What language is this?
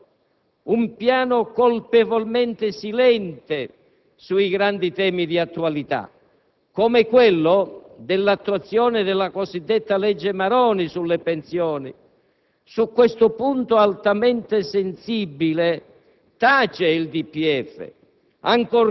Italian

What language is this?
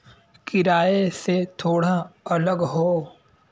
Bhojpuri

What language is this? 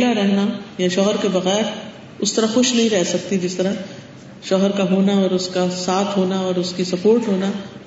Urdu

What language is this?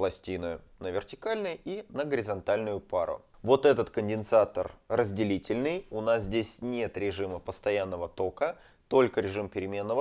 Russian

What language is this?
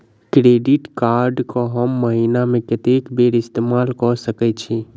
Maithili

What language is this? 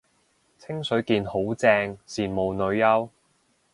Cantonese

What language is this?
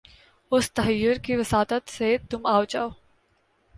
Urdu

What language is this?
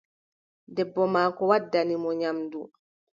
Adamawa Fulfulde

